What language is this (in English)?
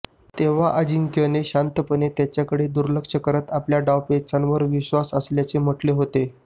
Marathi